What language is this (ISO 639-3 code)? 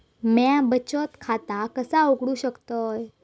mar